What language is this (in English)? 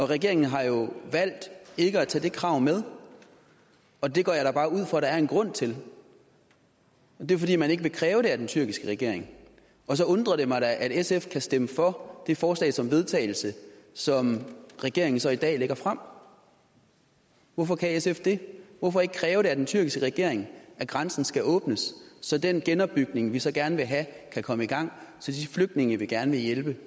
Danish